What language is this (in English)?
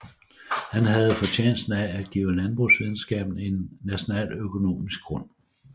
Danish